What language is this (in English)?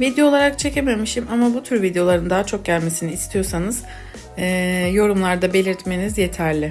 Turkish